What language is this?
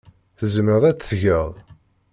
Kabyle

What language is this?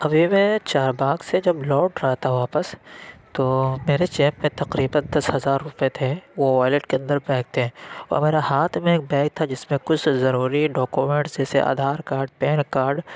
Urdu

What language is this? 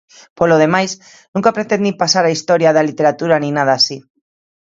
Galician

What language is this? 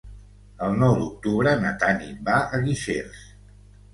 Catalan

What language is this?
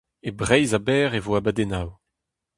Breton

